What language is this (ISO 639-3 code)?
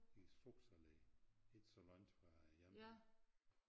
dan